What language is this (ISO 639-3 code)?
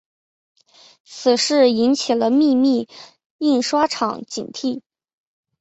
zho